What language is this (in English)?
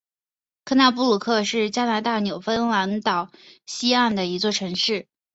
Chinese